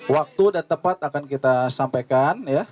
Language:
Indonesian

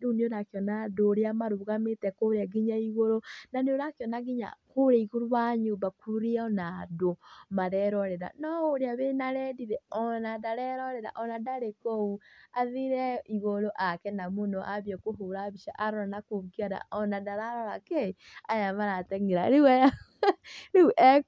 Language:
Kikuyu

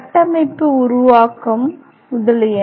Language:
Tamil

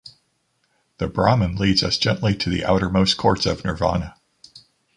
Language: English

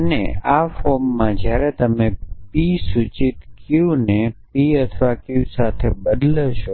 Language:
Gujarati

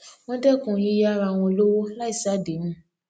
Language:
Yoruba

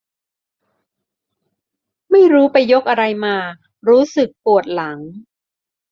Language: Thai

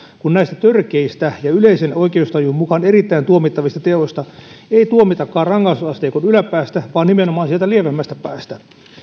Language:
Finnish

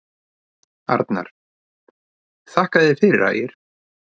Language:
Icelandic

